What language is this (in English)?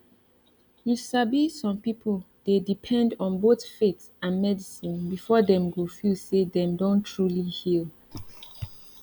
Nigerian Pidgin